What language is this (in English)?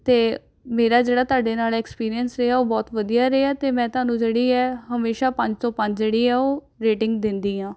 Punjabi